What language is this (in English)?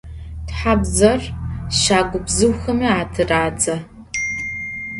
Adyghe